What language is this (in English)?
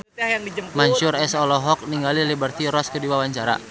Sundanese